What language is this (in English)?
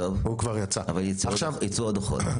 Hebrew